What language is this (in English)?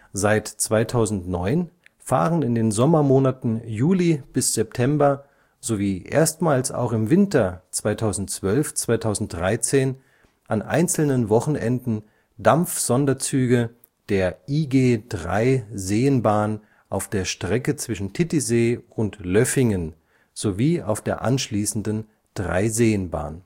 German